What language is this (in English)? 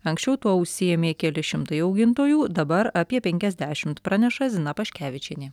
Lithuanian